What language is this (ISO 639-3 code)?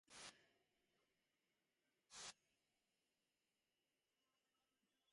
div